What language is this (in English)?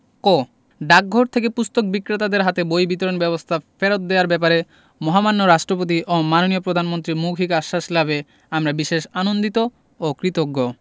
Bangla